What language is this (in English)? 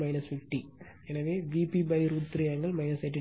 Tamil